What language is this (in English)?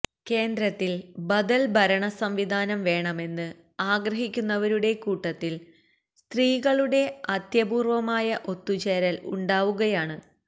Malayalam